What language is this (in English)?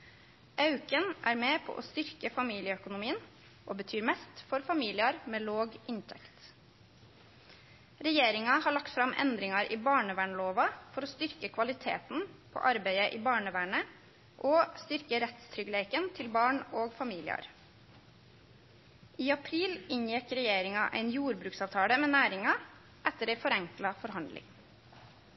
Norwegian Nynorsk